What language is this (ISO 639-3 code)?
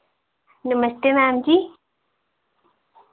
doi